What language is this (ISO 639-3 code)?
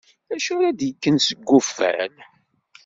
kab